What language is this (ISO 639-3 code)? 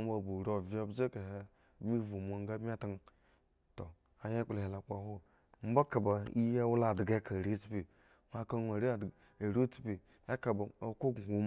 ego